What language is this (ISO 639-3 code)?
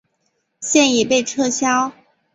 zho